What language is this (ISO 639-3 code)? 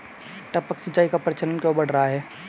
hin